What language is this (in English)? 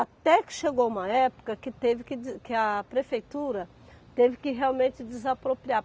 Portuguese